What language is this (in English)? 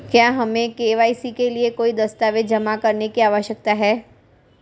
Hindi